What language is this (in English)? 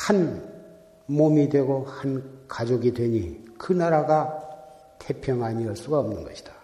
Korean